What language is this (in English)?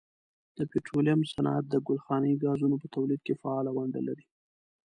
Pashto